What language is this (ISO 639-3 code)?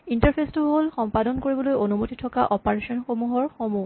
asm